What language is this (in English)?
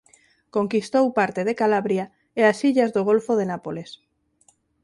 Galician